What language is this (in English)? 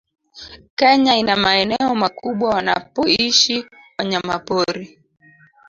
Swahili